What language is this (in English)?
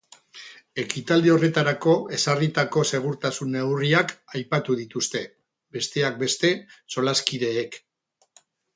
Basque